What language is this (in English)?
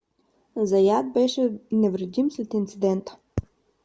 Bulgarian